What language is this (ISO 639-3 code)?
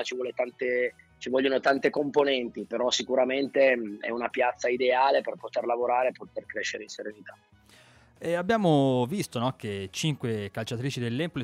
ita